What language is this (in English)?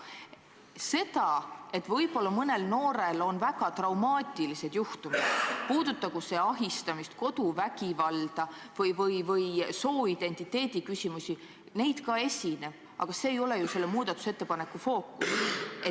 Estonian